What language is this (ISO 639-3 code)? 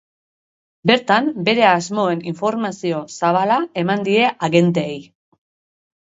eus